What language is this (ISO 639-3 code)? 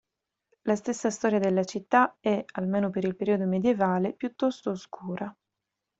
ita